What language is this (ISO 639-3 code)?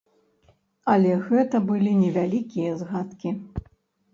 bel